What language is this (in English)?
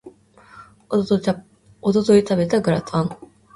Japanese